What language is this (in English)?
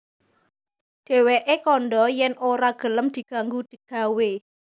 Javanese